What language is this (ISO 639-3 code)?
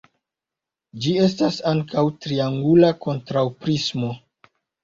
epo